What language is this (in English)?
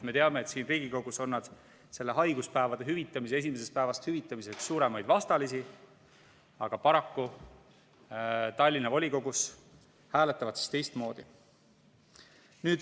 Estonian